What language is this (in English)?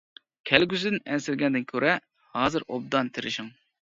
Uyghur